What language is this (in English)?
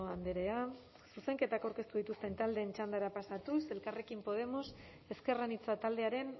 Basque